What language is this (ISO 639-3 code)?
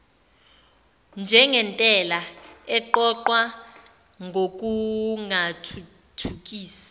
zul